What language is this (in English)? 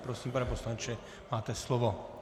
Czech